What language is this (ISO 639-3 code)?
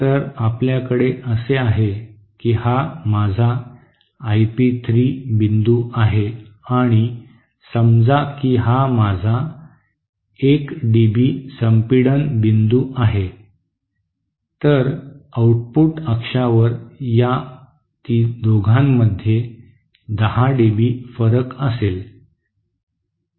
mar